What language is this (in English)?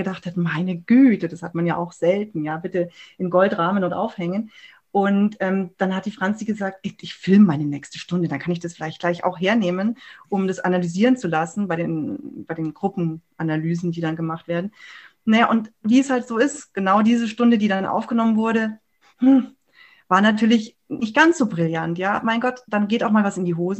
German